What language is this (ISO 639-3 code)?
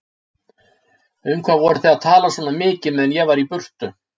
isl